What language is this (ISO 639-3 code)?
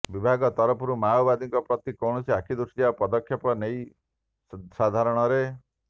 ori